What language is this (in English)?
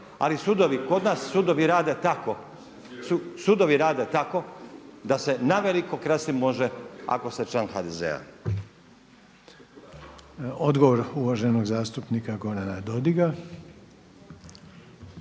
Croatian